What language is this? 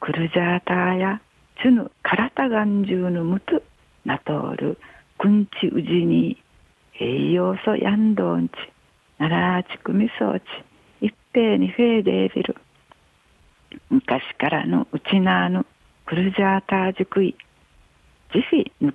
Japanese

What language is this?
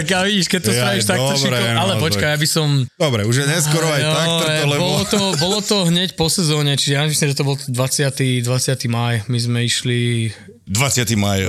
Slovak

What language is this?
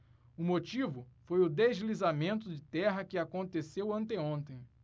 Portuguese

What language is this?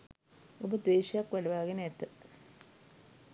Sinhala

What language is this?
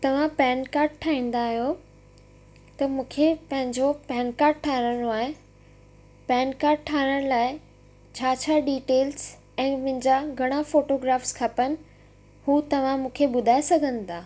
Sindhi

